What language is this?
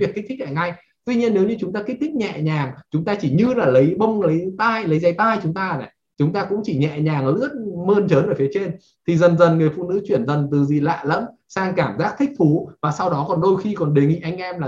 Vietnamese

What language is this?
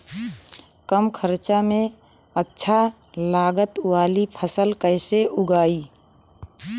Bhojpuri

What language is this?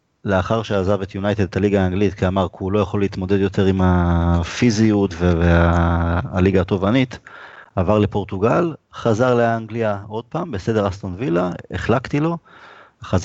Hebrew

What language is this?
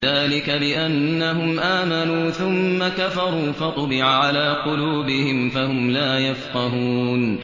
Arabic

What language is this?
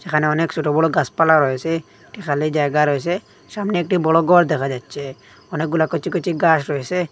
Bangla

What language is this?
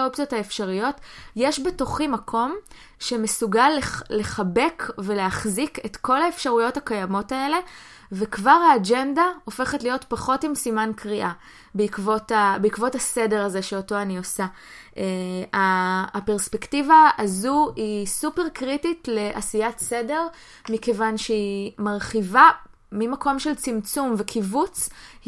Hebrew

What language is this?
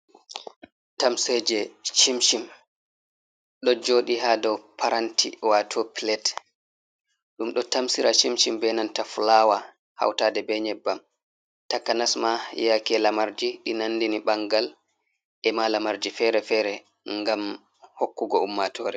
Fula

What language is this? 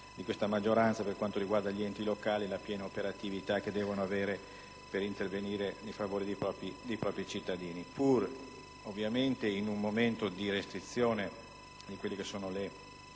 Italian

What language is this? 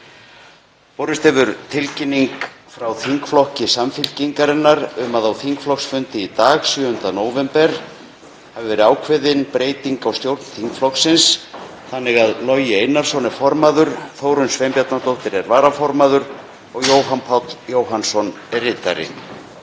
Icelandic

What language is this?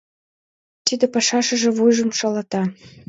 Mari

